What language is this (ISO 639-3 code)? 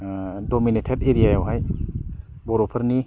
brx